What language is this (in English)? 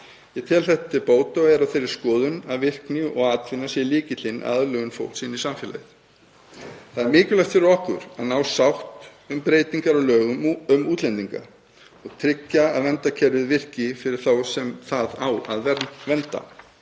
Icelandic